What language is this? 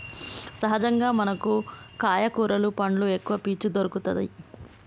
Telugu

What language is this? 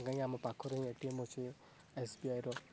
Odia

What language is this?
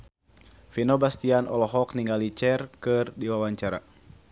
Sundanese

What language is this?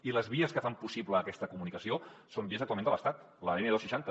Catalan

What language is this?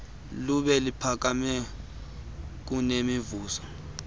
Xhosa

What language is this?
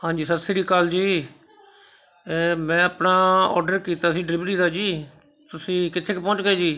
Punjabi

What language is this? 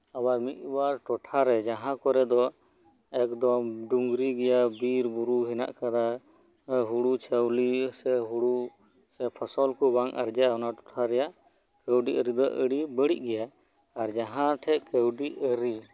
Santali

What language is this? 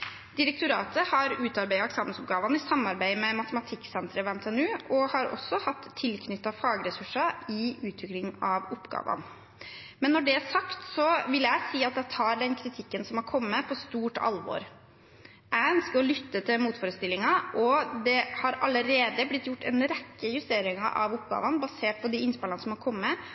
Norwegian Bokmål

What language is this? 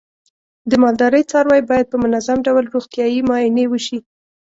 Pashto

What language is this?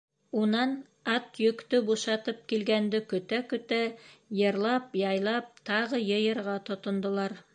Bashkir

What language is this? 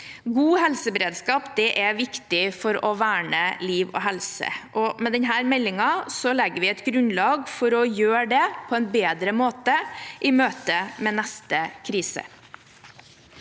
Norwegian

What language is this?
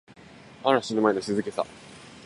Japanese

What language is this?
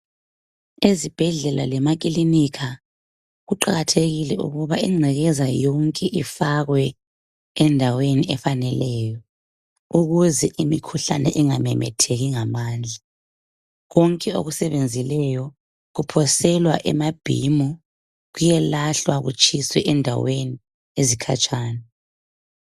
North Ndebele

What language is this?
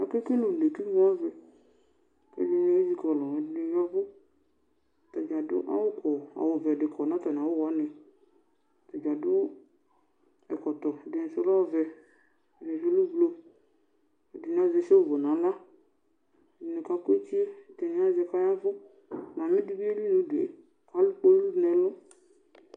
Ikposo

